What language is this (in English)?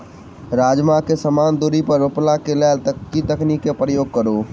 Maithili